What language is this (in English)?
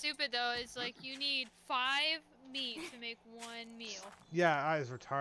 English